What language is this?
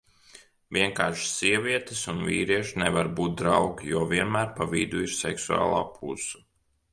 Latvian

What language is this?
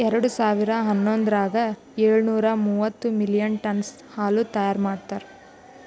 Kannada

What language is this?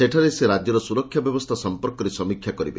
Odia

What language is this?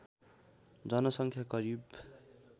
Nepali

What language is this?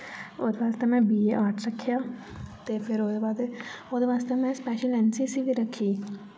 Dogri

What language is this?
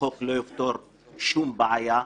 Hebrew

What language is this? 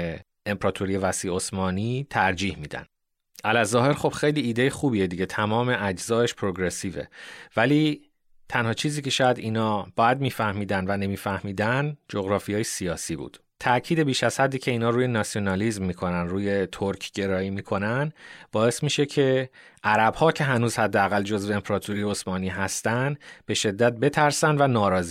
Persian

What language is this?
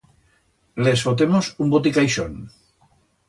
Aragonese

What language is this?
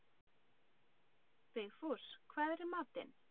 Icelandic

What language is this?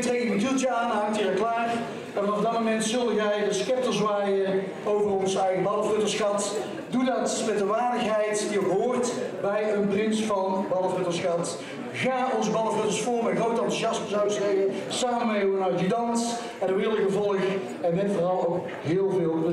Dutch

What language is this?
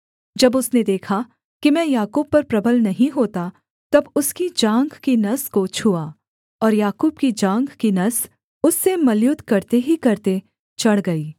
Hindi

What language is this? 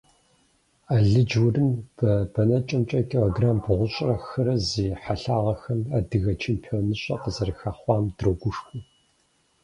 Kabardian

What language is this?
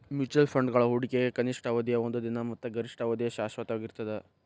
Kannada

